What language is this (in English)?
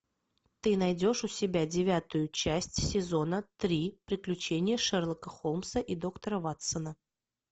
Russian